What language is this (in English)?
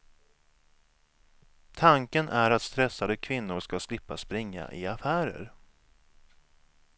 Swedish